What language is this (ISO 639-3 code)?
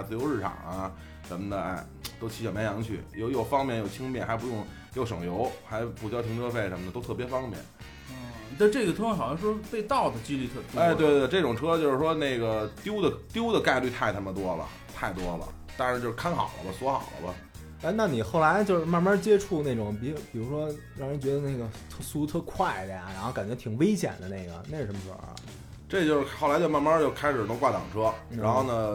zho